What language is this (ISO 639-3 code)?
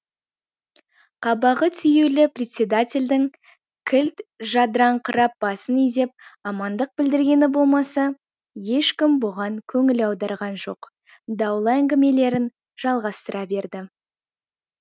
kaz